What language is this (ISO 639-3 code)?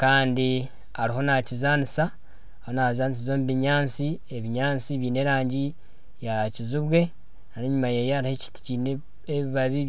nyn